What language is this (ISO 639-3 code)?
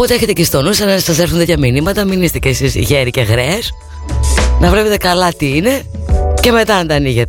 ell